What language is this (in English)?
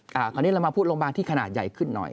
Thai